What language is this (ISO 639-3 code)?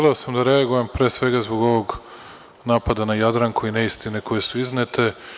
srp